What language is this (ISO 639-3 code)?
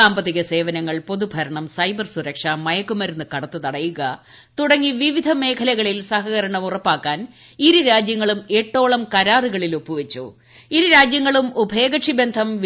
mal